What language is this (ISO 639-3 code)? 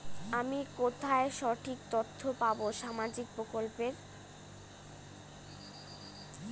ben